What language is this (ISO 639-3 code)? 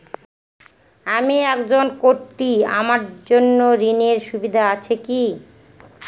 ben